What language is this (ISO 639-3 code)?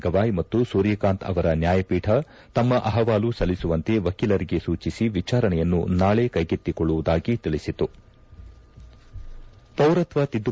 kan